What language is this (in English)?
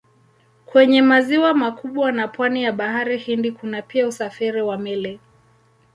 Swahili